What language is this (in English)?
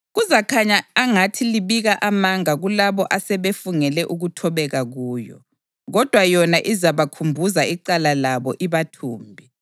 North Ndebele